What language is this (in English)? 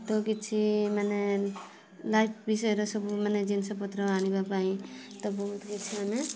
Odia